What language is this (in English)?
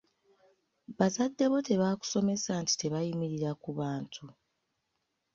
Ganda